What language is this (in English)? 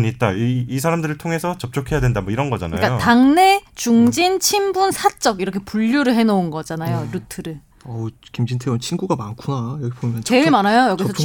Korean